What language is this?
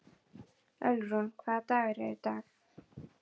Icelandic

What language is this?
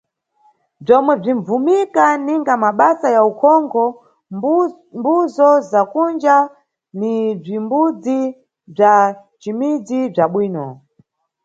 Nyungwe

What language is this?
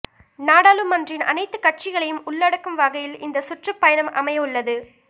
Tamil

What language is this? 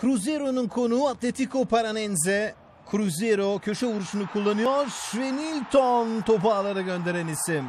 Turkish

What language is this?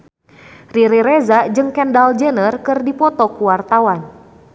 Sundanese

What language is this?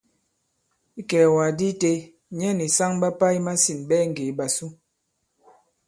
Bankon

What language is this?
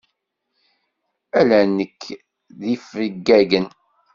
Kabyle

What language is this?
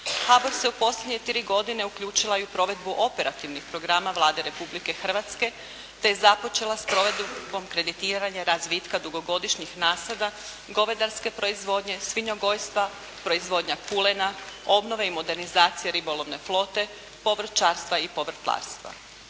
Croatian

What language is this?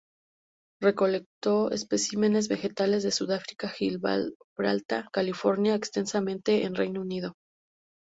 Spanish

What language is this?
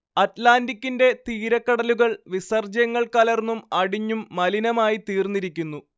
Malayalam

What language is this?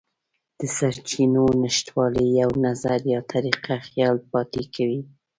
Pashto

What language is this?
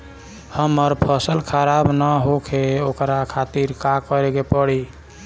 Bhojpuri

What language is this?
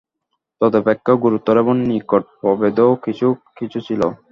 Bangla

